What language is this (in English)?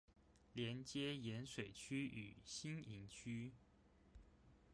Chinese